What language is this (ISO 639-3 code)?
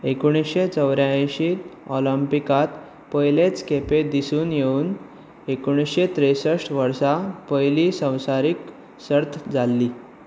kok